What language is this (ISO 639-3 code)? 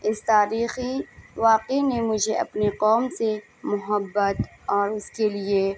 urd